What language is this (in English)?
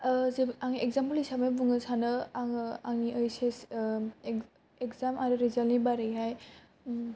Bodo